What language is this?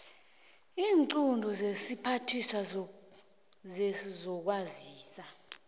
South Ndebele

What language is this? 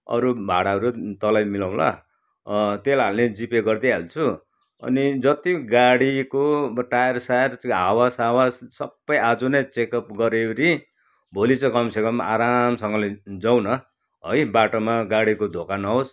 Nepali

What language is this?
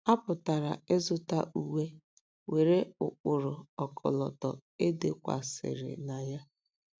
Igbo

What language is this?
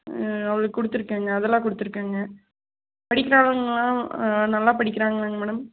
Tamil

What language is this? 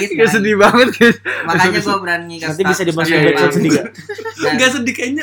Indonesian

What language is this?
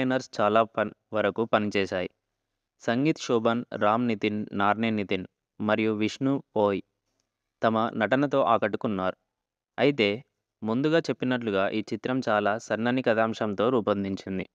Telugu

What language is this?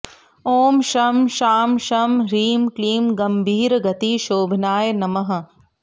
Sanskrit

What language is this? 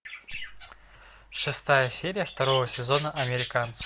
Russian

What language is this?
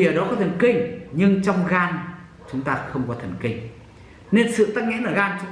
Vietnamese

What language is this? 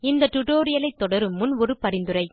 Tamil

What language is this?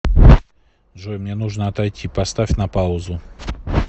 Russian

